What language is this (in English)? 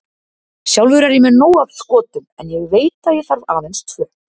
Icelandic